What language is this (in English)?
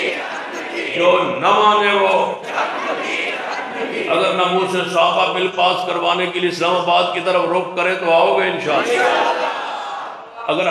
Arabic